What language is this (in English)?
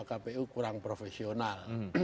Indonesian